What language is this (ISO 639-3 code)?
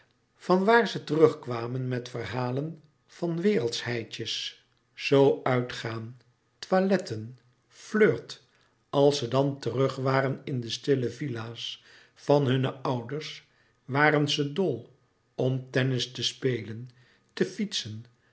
nld